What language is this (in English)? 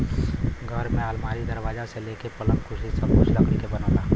Bhojpuri